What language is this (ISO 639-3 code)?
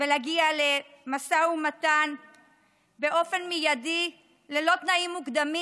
heb